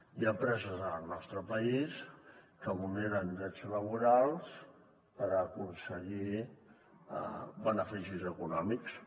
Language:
Catalan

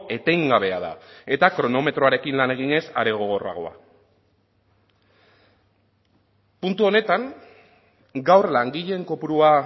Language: Basque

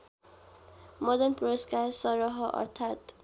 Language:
Nepali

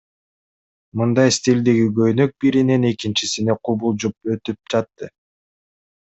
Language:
Kyrgyz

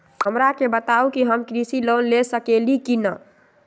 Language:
Magahi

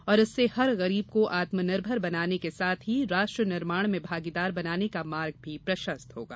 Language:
Hindi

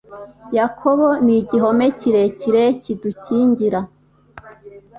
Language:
Kinyarwanda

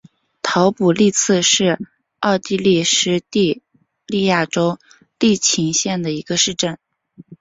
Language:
Chinese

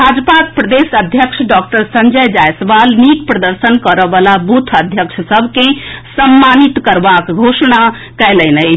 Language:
Maithili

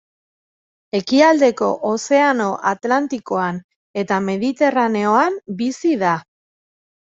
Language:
Basque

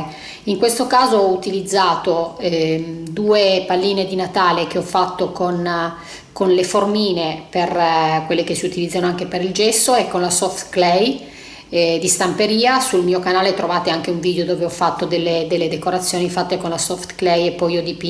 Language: Italian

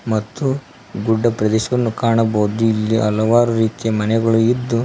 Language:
Kannada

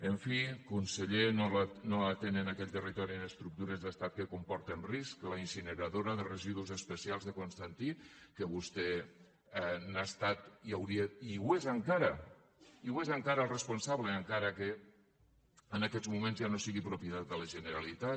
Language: Catalan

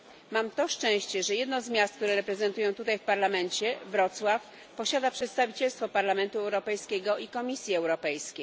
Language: Polish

